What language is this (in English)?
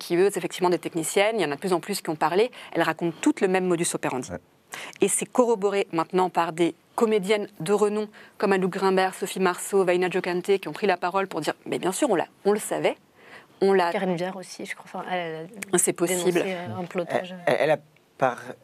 French